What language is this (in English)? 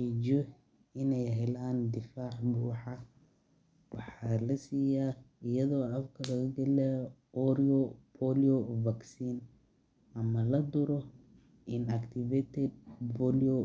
Somali